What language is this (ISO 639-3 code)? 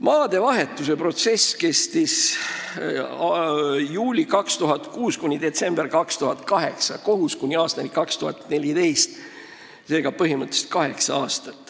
est